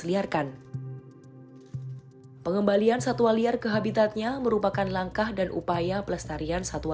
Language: Indonesian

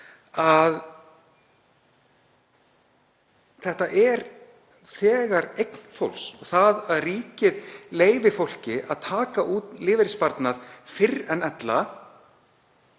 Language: Icelandic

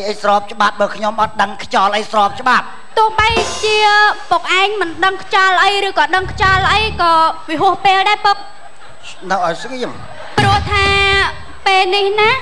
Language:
Vietnamese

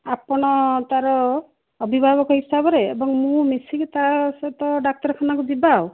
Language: Odia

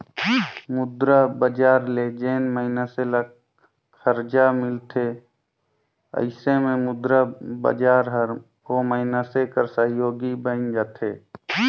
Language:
Chhattisgarhi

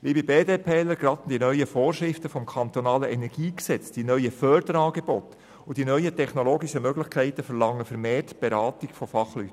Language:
Swiss German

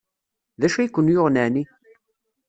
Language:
Kabyle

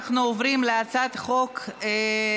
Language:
Hebrew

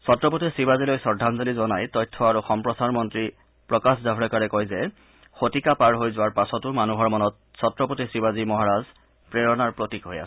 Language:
Assamese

